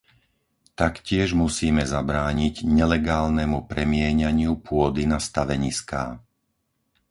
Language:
Slovak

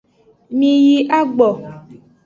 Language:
Aja (Benin)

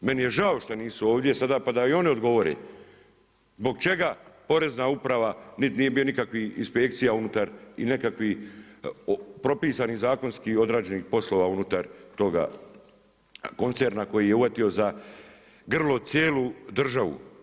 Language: Croatian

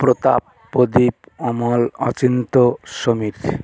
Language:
Bangla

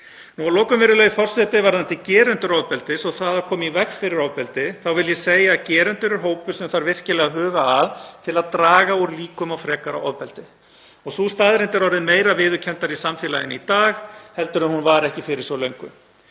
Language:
Icelandic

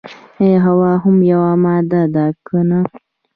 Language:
Pashto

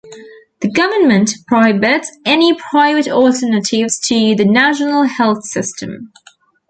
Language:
English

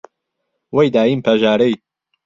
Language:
Central Kurdish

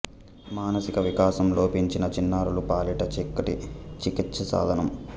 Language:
Telugu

